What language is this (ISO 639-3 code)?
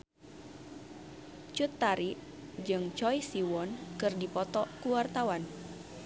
sun